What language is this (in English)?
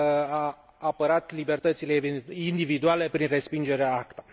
Romanian